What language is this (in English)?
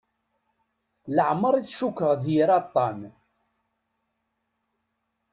Kabyle